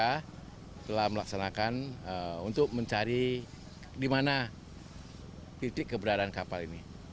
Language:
Indonesian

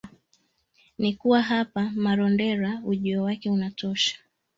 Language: Swahili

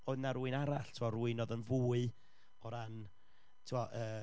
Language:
Welsh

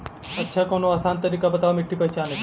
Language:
Bhojpuri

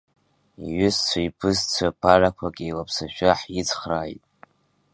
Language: Abkhazian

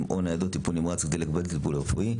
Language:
Hebrew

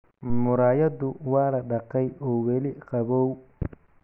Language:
Somali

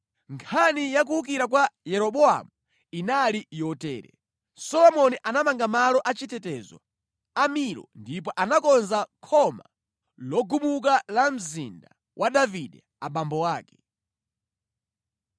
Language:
Nyanja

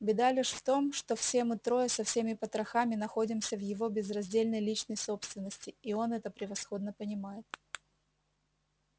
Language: Russian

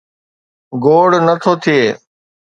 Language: Sindhi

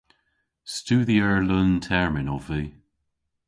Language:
Cornish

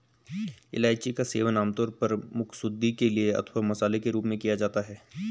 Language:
Hindi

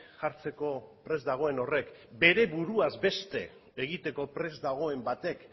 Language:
Basque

